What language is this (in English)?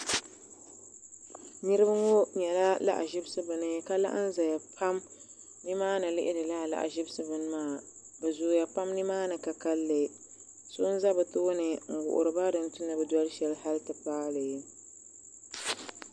Dagbani